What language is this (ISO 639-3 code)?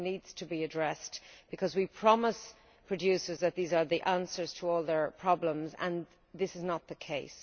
eng